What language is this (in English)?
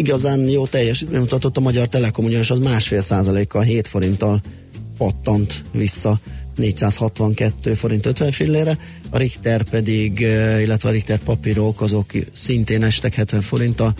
Hungarian